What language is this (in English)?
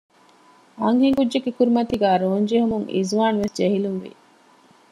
Divehi